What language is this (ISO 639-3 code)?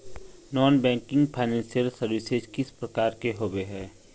mag